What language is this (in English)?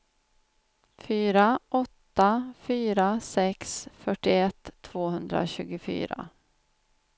Swedish